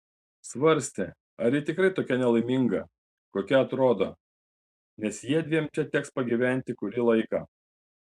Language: Lithuanian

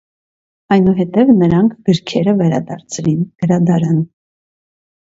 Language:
Armenian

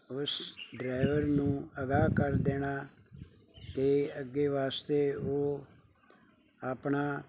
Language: Punjabi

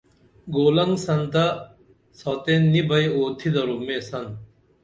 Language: Dameli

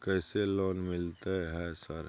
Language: Maithili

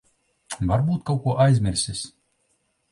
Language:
Latvian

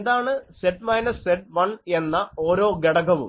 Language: Malayalam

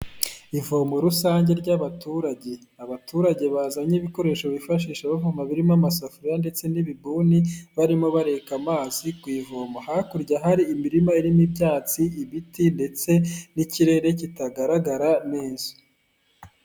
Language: Kinyarwanda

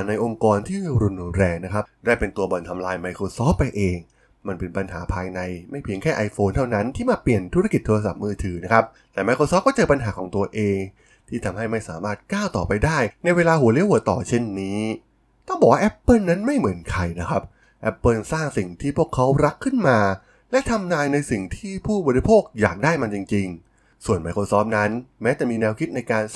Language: Thai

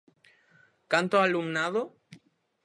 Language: Galician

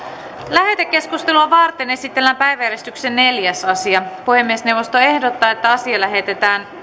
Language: Finnish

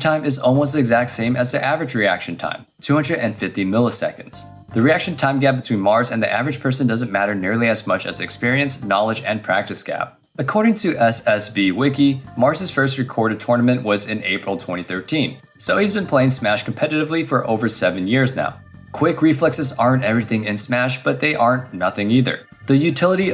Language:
English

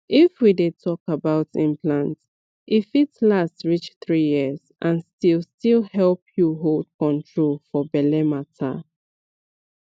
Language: Nigerian Pidgin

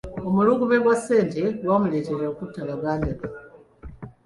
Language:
Ganda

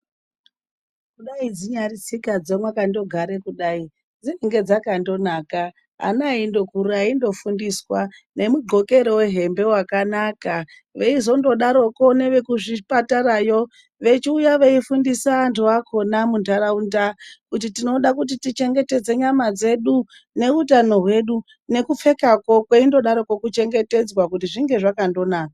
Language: Ndau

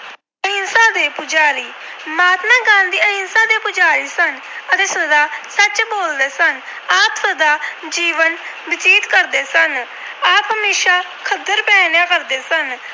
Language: Punjabi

